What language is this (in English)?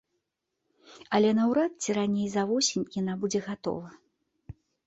Belarusian